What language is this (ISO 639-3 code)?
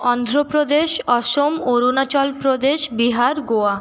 ben